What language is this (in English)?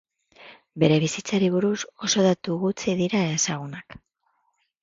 Basque